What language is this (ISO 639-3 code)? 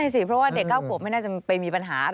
tha